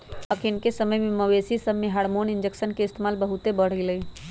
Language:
Magahi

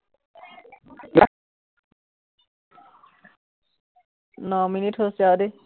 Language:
Assamese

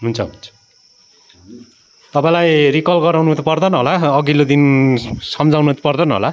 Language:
Nepali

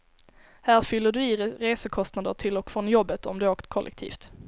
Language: Swedish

